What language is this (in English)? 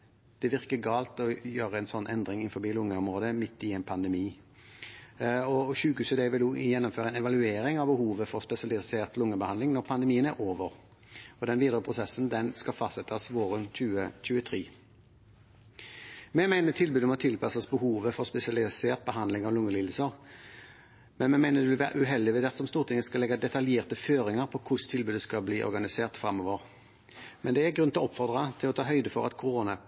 Norwegian Bokmål